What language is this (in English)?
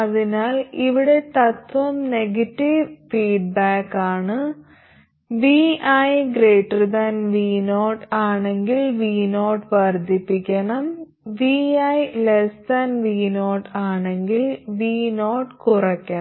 Malayalam